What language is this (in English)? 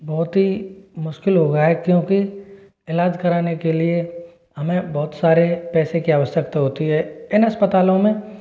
Hindi